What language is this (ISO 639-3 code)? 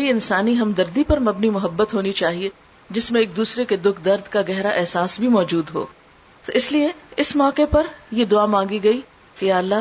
urd